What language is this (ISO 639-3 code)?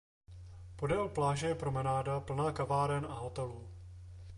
ces